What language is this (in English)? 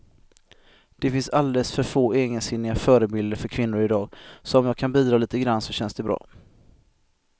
Swedish